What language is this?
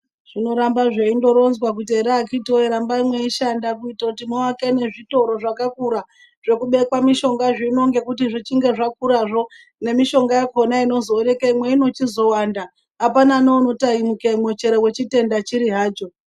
Ndau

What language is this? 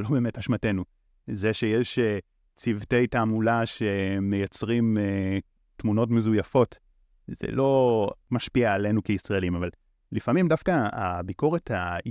Hebrew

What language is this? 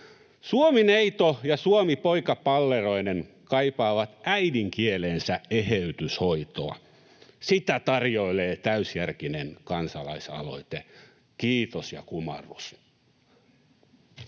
Finnish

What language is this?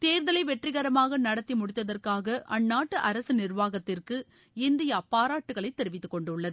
Tamil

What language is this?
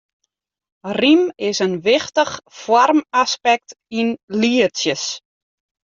Western Frisian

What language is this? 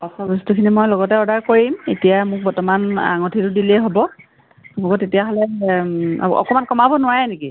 Assamese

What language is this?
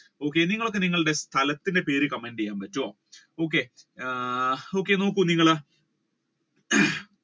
Malayalam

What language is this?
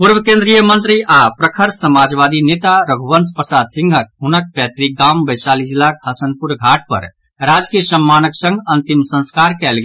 Maithili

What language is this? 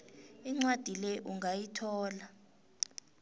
South Ndebele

